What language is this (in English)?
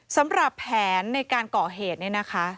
Thai